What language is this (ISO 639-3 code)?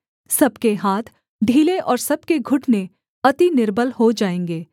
hin